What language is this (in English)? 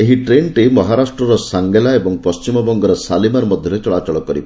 Odia